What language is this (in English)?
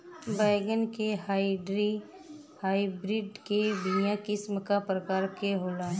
Bhojpuri